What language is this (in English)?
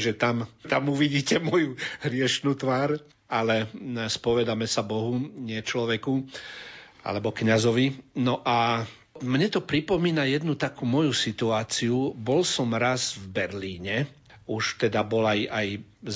Slovak